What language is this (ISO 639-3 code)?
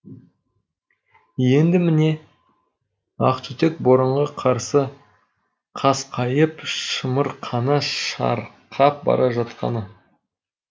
kaz